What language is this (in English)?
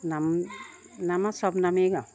Assamese